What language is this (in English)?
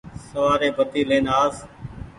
Goaria